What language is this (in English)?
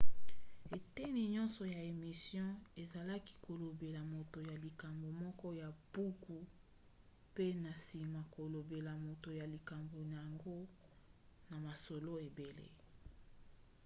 Lingala